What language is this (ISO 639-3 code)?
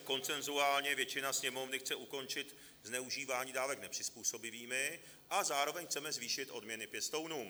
ces